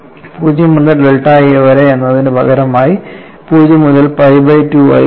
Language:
Malayalam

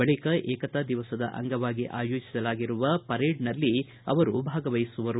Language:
Kannada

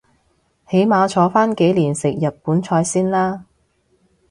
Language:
Cantonese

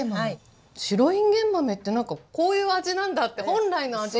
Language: Japanese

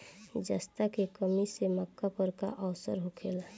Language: Bhojpuri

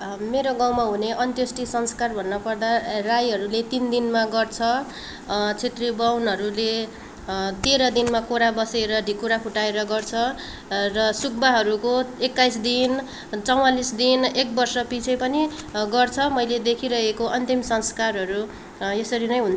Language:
Nepali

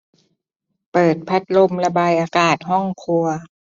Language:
Thai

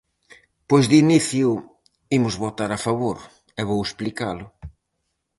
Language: Galician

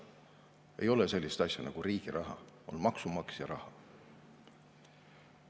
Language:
Estonian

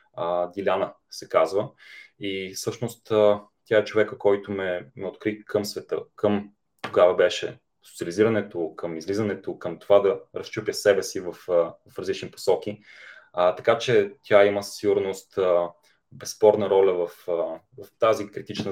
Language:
Bulgarian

